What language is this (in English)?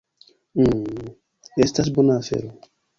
Esperanto